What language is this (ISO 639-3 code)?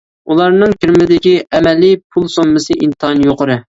uig